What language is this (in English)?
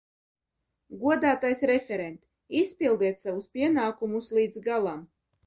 Latvian